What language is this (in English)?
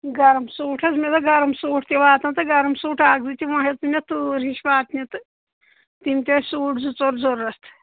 Kashmiri